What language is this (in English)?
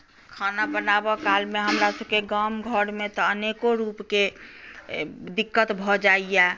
Maithili